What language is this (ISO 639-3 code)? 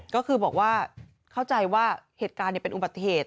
tha